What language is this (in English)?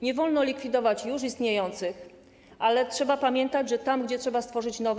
Polish